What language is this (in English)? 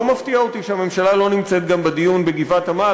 Hebrew